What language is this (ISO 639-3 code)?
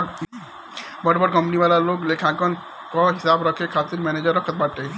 bho